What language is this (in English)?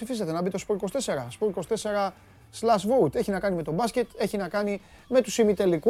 Greek